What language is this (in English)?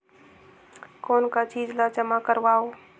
Chhattisgarhi